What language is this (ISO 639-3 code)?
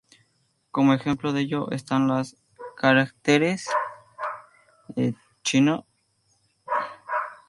spa